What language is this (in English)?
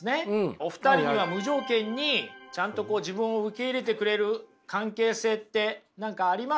Japanese